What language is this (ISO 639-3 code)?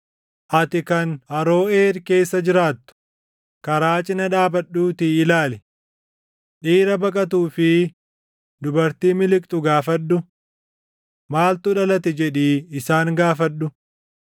orm